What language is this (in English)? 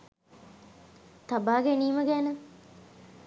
Sinhala